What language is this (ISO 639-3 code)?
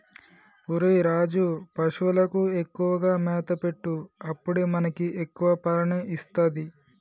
tel